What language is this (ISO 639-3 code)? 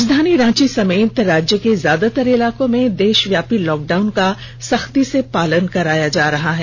hin